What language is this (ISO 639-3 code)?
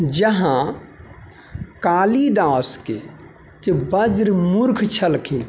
mai